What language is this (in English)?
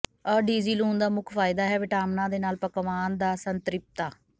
Punjabi